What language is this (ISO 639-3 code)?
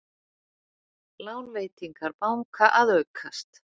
isl